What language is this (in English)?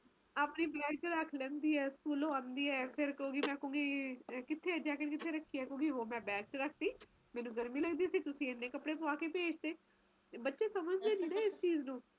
Punjabi